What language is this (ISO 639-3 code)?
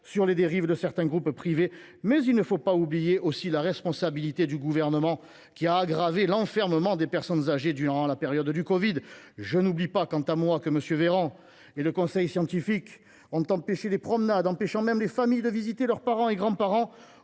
fra